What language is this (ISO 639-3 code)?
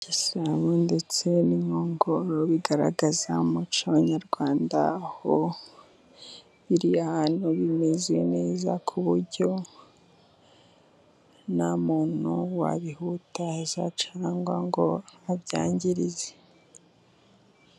kin